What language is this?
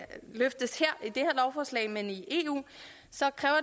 Danish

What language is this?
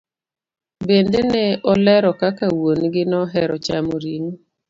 Luo (Kenya and Tanzania)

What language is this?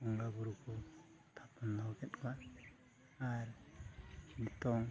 Santali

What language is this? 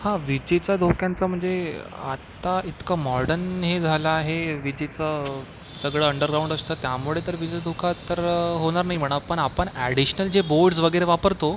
Marathi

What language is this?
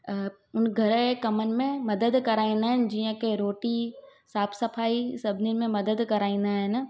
Sindhi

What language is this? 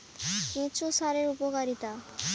Bangla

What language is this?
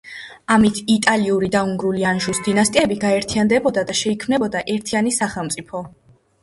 Georgian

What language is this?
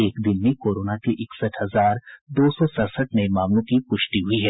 Hindi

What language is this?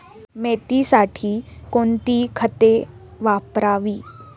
Marathi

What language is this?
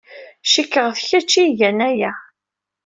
Kabyle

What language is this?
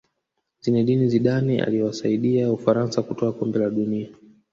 Swahili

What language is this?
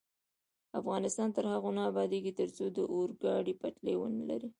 Pashto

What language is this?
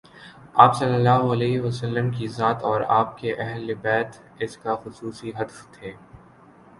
Urdu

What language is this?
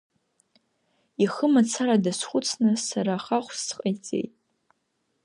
Abkhazian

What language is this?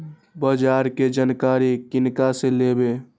Maithili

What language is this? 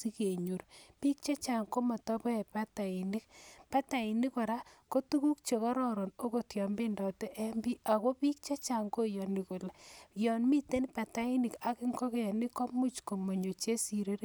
Kalenjin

